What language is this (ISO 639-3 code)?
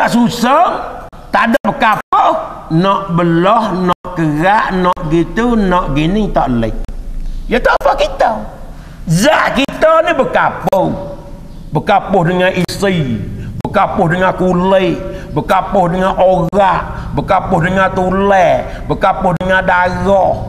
msa